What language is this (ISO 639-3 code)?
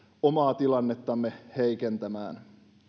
fin